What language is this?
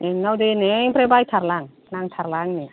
Bodo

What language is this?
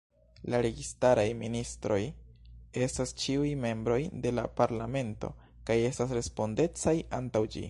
Esperanto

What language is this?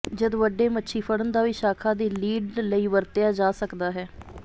Punjabi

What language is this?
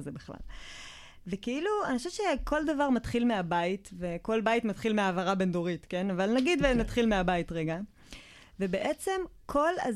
Hebrew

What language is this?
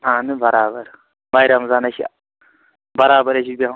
Kashmiri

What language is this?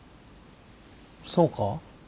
Japanese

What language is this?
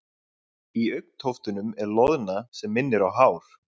Icelandic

